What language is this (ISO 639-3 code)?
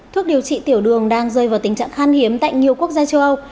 vie